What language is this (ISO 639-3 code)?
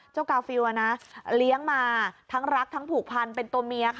tha